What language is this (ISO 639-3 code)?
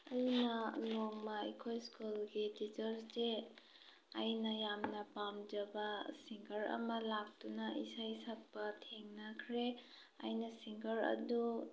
mni